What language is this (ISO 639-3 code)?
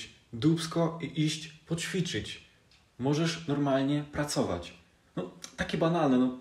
pol